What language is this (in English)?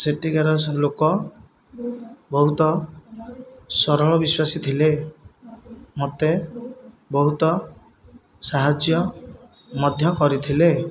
Odia